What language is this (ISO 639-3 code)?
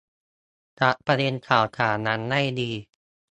tha